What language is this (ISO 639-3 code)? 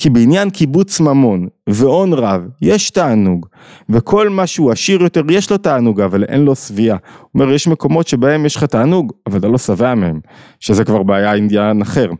heb